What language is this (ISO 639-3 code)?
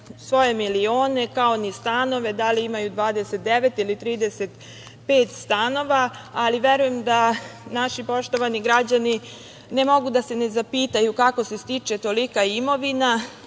srp